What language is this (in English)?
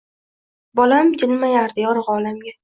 Uzbek